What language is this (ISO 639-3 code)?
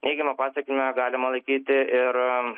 lit